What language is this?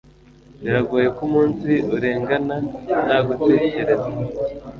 Kinyarwanda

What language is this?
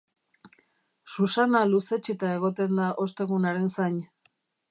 Basque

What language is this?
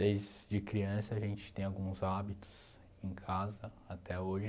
Portuguese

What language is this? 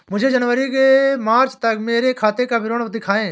Hindi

